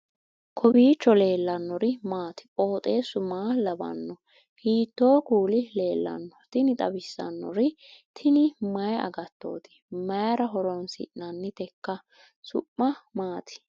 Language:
Sidamo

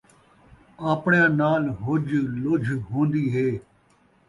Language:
Saraiki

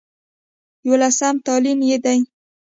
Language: Pashto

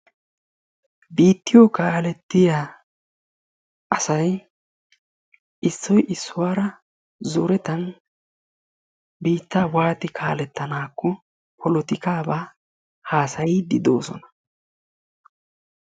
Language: Wolaytta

